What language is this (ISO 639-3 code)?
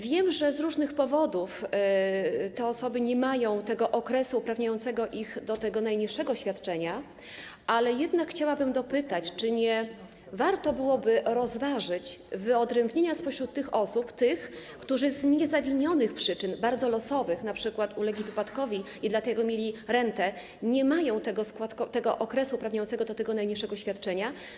pol